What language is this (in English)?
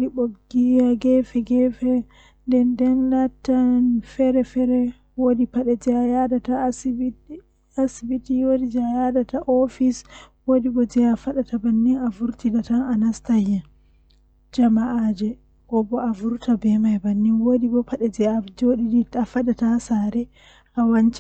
Western Niger Fulfulde